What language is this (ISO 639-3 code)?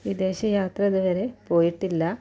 mal